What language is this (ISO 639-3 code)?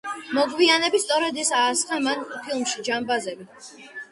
kat